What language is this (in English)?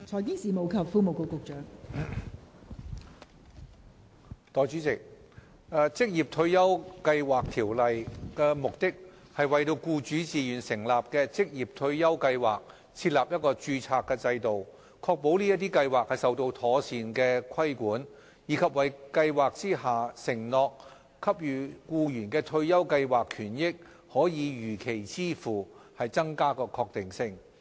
Cantonese